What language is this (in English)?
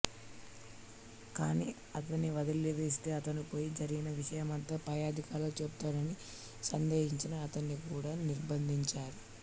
Telugu